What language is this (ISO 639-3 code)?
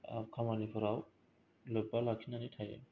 brx